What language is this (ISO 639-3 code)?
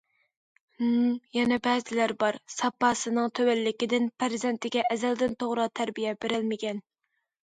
uig